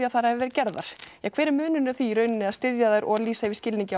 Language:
Icelandic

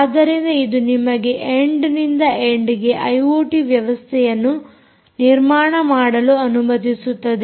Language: Kannada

